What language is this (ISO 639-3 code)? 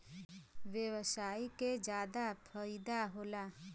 bho